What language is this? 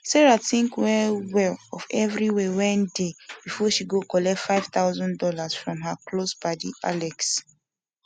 Nigerian Pidgin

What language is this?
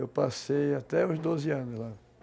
Portuguese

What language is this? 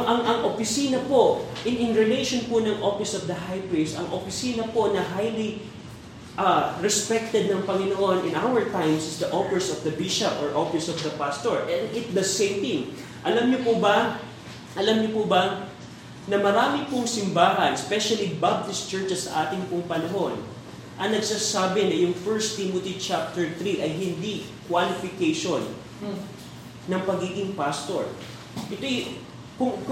Filipino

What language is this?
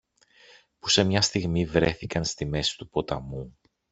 Greek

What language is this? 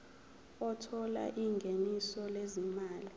Zulu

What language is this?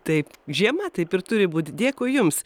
Lithuanian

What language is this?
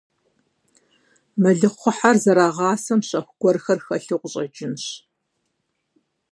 Kabardian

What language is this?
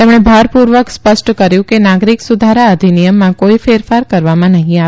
Gujarati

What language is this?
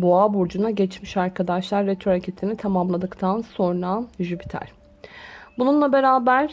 Turkish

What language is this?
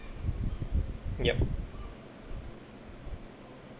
English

